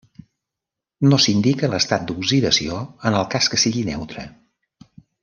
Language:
Catalan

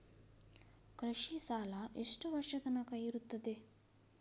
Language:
Kannada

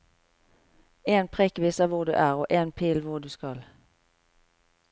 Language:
Norwegian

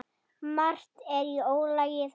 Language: Icelandic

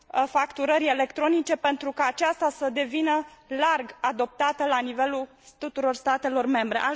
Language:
Romanian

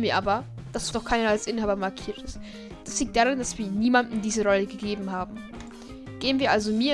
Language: German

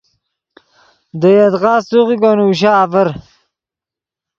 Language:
Yidgha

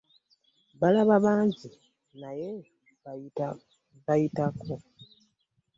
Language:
Ganda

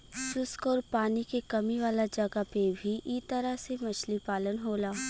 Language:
Bhojpuri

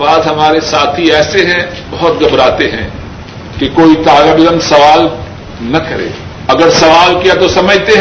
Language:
Urdu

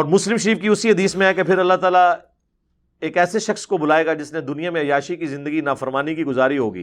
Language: Urdu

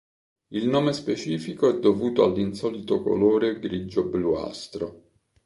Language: Italian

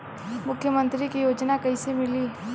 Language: Bhojpuri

